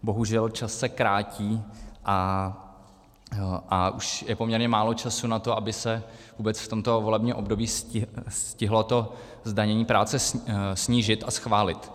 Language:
Czech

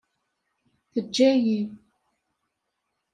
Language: Kabyle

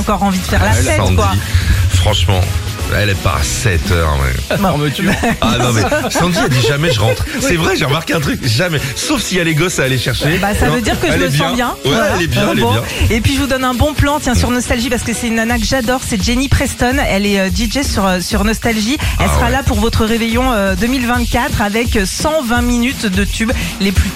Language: French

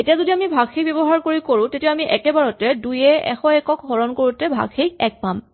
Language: Assamese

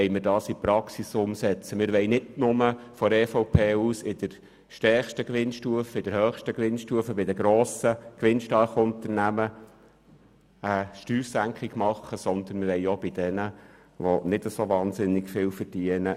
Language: Swiss German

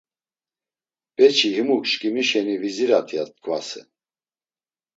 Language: Laz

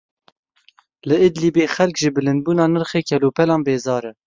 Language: Kurdish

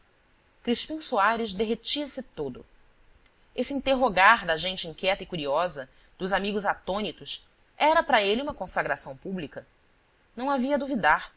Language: Portuguese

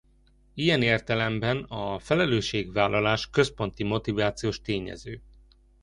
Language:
Hungarian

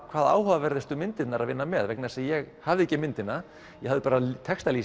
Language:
Icelandic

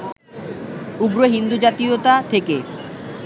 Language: Bangla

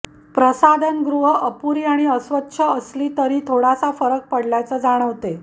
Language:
Marathi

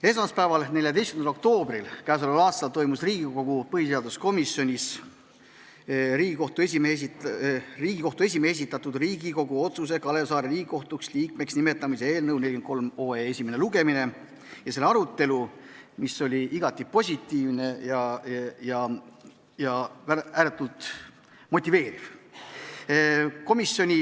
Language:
Estonian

